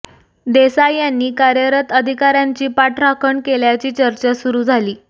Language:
Marathi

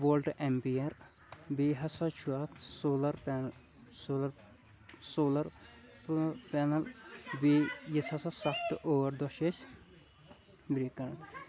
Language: Kashmiri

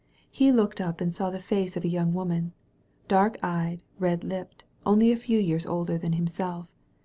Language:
English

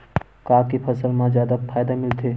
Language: Chhattisgarhi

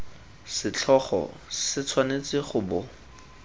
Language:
Tswana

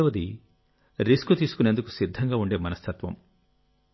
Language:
Telugu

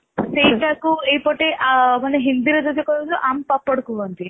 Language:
Odia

